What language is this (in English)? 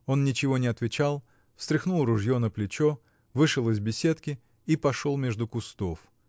Russian